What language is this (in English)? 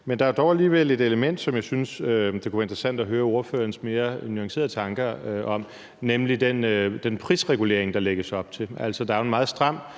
Danish